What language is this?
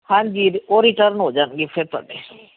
Punjabi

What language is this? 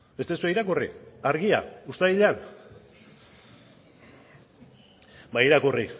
Basque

